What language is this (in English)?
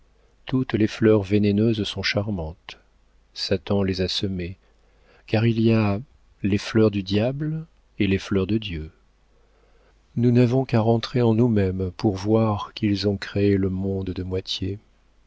French